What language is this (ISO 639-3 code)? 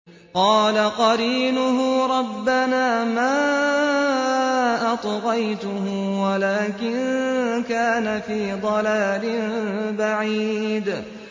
ara